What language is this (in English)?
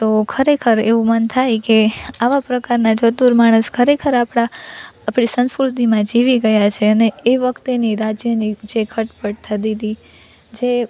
Gujarati